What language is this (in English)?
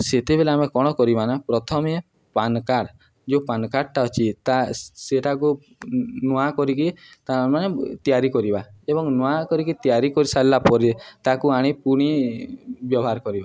Odia